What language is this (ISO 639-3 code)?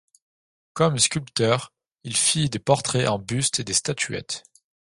fra